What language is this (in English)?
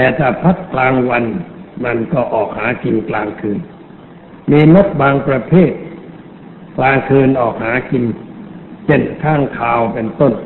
Thai